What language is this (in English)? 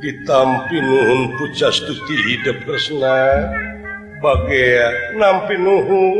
Indonesian